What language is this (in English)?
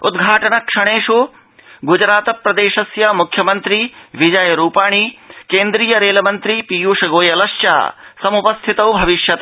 Sanskrit